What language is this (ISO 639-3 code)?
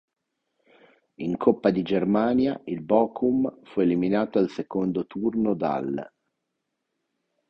ita